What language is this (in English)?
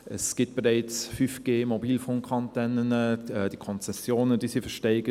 Swiss German